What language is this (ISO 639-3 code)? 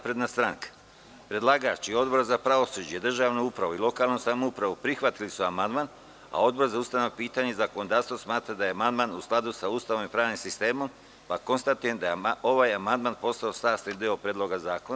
srp